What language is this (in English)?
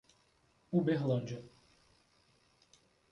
Portuguese